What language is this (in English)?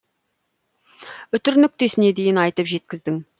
Kazakh